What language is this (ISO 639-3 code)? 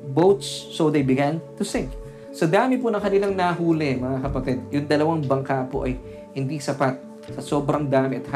fil